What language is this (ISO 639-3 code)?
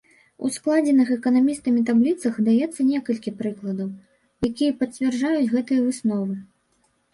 bel